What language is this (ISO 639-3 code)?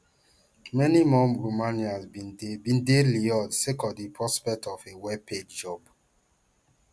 pcm